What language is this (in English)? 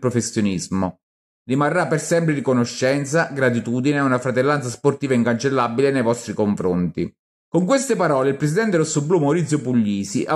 Italian